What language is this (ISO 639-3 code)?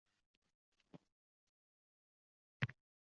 uzb